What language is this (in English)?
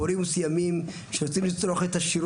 Hebrew